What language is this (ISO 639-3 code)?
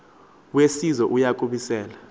xho